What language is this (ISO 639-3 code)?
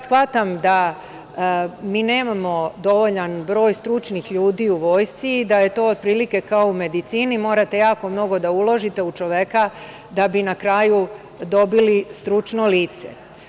srp